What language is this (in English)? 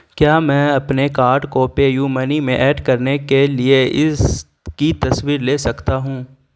Urdu